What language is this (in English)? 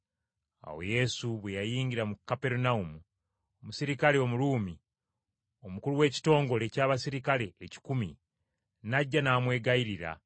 Ganda